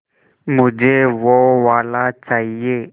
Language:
Hindi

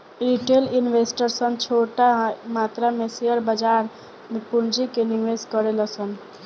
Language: Bhojpuri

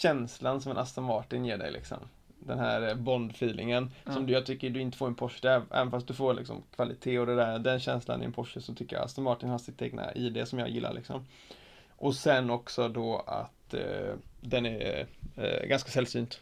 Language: Swedish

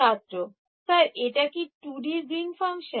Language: Bangla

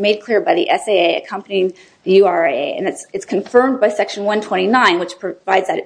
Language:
English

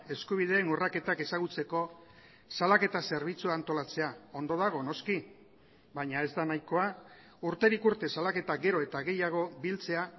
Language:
Basque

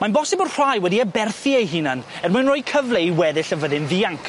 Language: Welsh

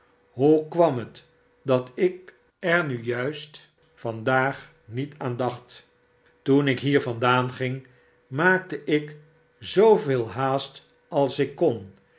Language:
Dutch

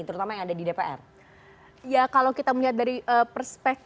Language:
Indonesian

